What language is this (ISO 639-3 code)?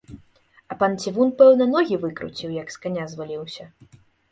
bel